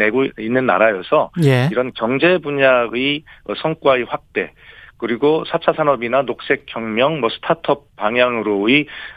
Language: Korean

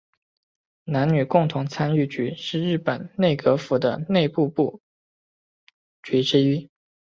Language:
Chinese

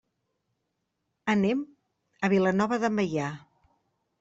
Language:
Catalan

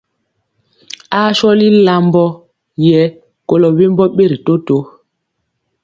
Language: Mpiemo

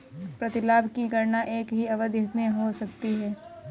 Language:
Hindi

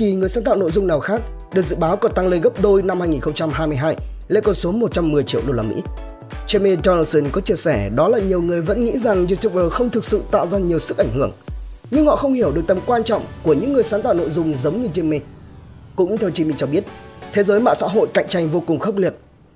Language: Vietnamese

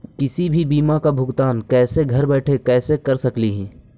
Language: Magahi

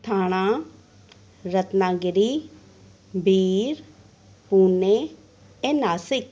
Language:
Sindhi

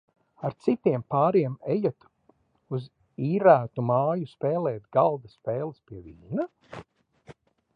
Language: Latvian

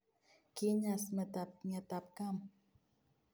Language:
Kalenjin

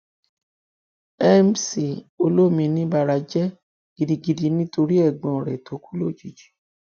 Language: Yoruba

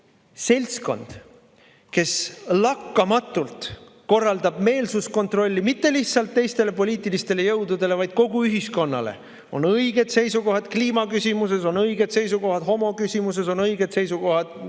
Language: Estonian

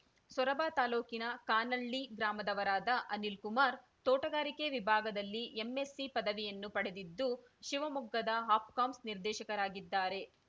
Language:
Kannada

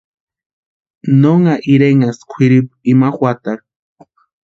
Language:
Western Highland Purepecha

